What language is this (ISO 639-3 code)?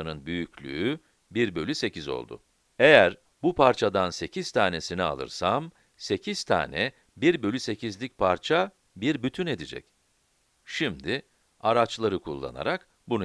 tur